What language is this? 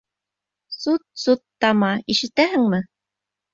Bashkir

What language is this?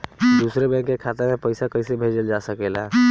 Bhojpuri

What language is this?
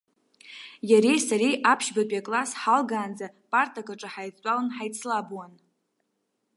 Abkhazian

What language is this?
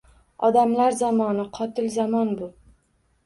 Uzbek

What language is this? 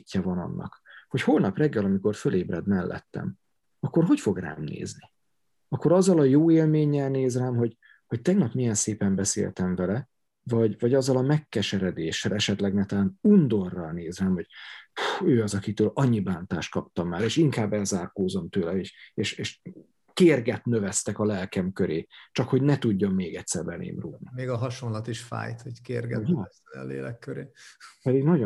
Hungarian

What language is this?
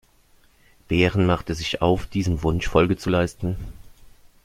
German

